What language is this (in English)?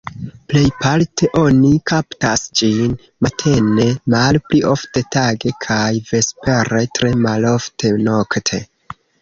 Esperanto